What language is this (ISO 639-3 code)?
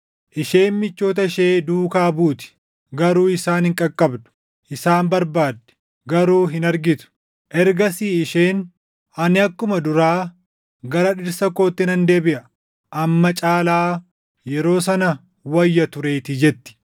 orm